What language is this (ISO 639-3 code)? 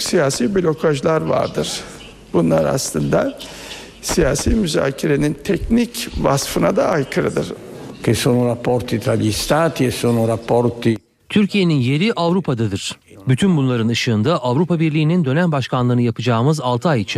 tur